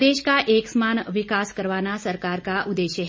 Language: Hindi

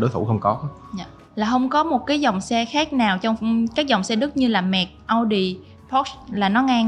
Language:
Vietnamese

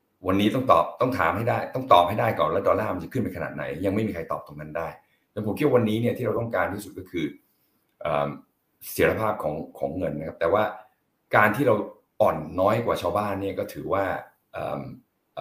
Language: Thai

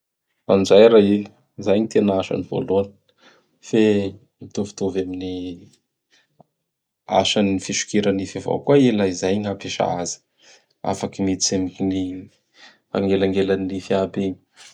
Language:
Bara Malagasy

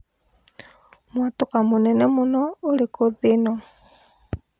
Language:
Kikuyu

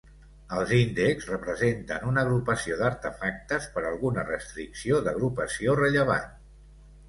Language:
Catalan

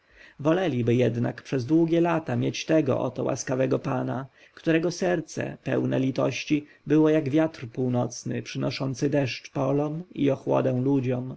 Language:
Polish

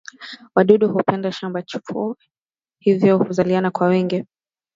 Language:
Swahili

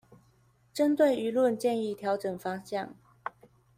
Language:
Chinese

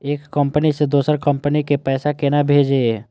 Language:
Maithili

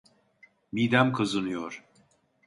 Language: Turkish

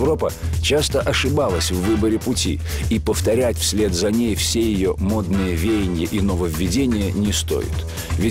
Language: Russian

